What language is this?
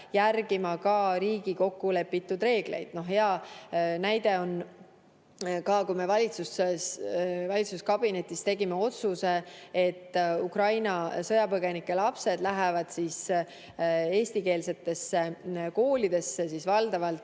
Estonian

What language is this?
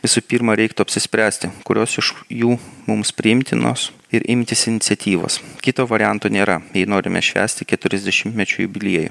Lithuanian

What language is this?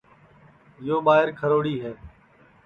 Sansi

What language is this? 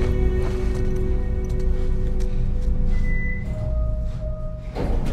English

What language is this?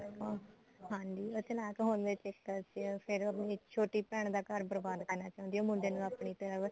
Punjabi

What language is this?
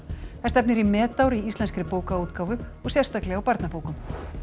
Icelandic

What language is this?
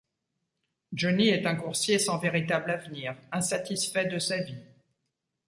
French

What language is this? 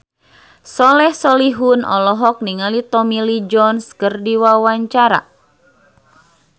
Sundanese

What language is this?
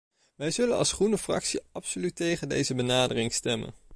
Dutch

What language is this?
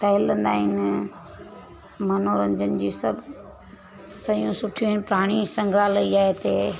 Sindhi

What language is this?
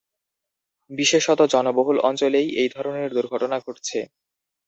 Bangla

